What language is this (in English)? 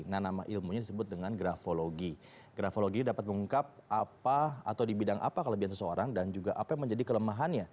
Indonesian